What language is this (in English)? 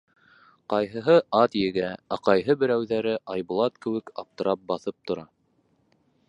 Bashkir